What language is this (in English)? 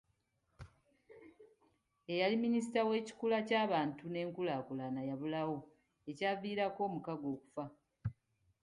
Ganda